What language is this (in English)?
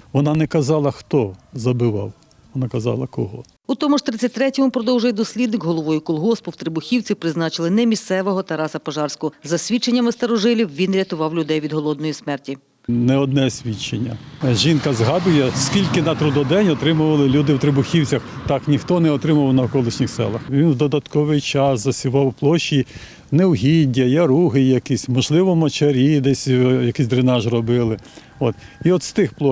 Ukrainian